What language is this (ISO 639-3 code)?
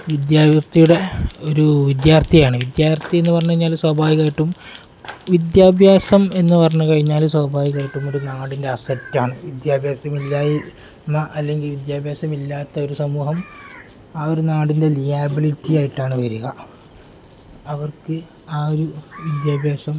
mal